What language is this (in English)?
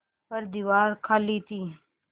Hindi